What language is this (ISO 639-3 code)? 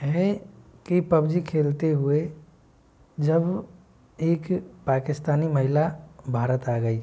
hin